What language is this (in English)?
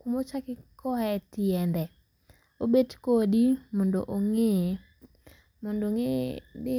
Luo (Kenya and Tanzania)